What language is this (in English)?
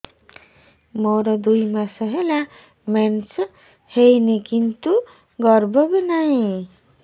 Odia